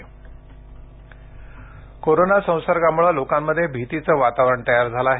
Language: Marathi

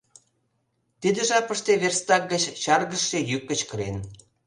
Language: Mari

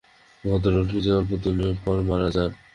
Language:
Bangla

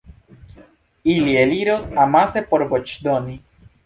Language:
Esperanto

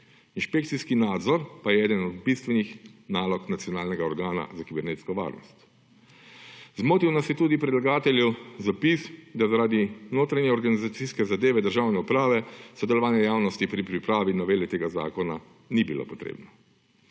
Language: Slovenian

